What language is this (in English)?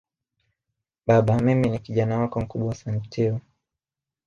Swahili